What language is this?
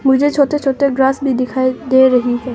Hindi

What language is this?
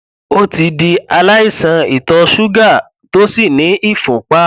Yoruba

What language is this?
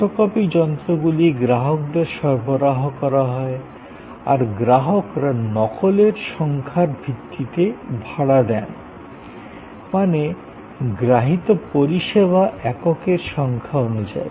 Bangla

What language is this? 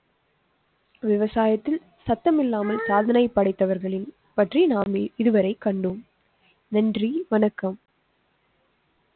Tamil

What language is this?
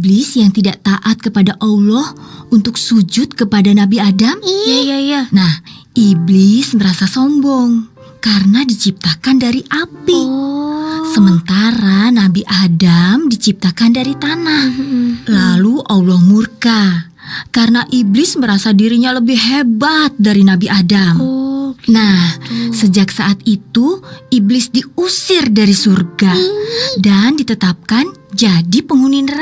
Indonesian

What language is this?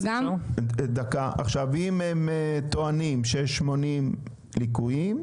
Hebrew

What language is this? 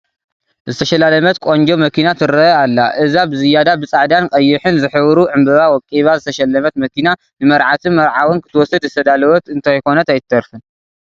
Tigrinya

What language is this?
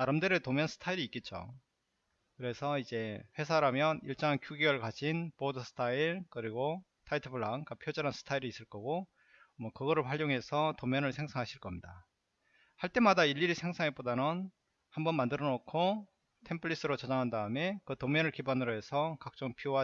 Korean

